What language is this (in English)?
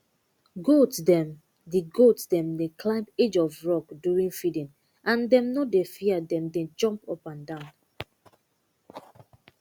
Nigerian Pidgin